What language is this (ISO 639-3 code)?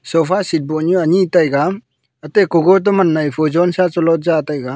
nnp